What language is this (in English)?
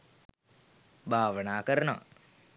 Sinhala